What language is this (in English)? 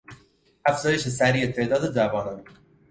Persian